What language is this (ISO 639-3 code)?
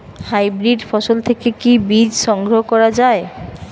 ben